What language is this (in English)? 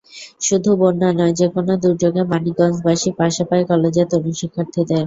Bangla